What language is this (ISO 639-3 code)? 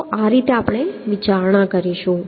guj